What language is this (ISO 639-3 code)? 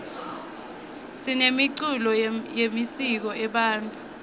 ssw